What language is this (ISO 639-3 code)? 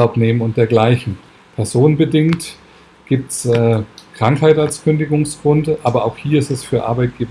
deu